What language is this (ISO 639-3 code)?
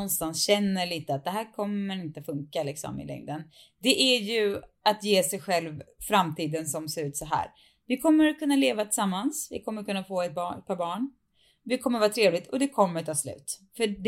swe